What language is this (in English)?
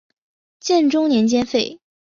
Chinese